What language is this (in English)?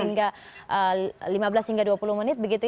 Indonesian